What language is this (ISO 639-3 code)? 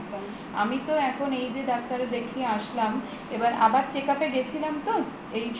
ben